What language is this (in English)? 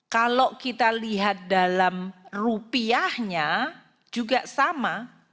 Indonesian